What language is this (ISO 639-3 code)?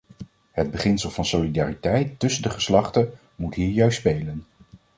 nld